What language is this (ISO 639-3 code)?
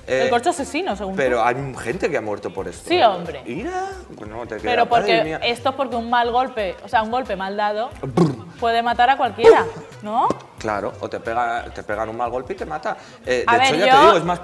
spa